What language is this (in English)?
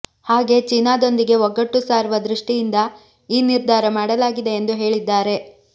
Kannada